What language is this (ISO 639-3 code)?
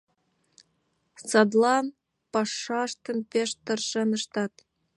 chm